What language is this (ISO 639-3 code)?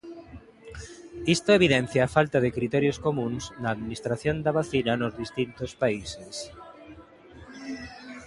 glg